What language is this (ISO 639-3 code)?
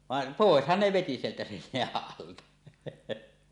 fin